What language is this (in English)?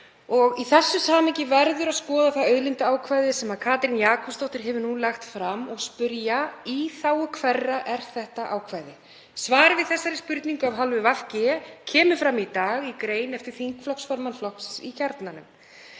Icelandic